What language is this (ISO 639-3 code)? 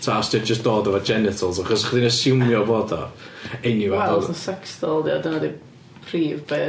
cym